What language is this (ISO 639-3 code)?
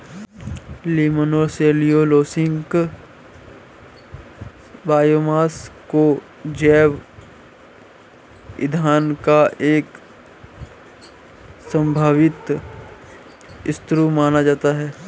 hin